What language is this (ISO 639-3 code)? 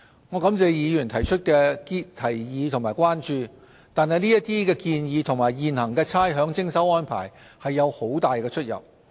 yue